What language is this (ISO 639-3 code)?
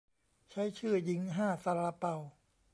tha